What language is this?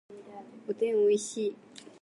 Japanese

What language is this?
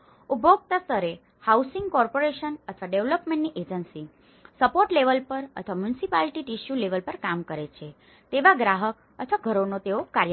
Gujarati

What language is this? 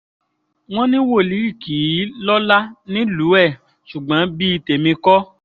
Yoruba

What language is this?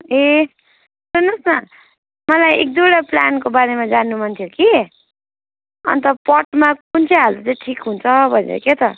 Nepali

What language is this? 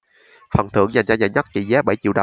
Vietnamese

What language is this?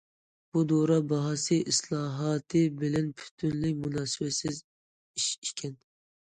Uyghur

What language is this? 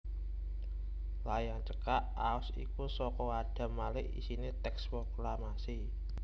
Javanese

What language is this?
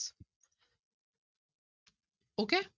Punjabi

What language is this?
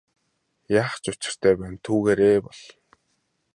Mongolian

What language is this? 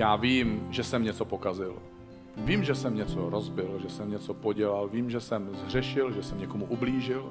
Czech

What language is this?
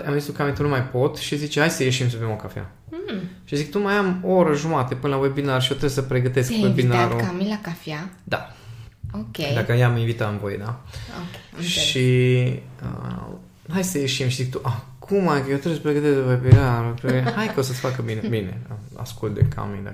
Romanian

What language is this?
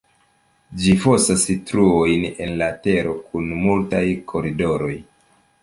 Esperanto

